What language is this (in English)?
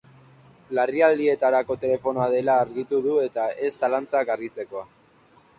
Basque